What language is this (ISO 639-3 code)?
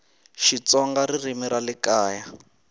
tso